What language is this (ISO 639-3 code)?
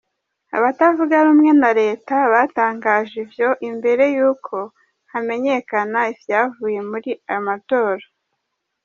kin